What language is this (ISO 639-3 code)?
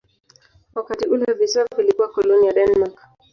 swa